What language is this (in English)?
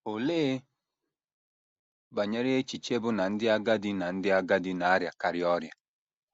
Igbo